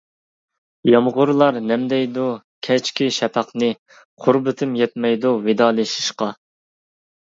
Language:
Uyghur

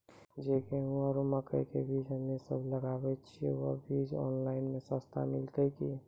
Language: Maithili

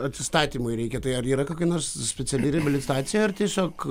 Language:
Lithuanian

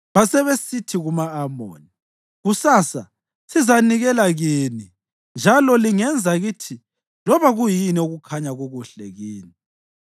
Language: North Ndebele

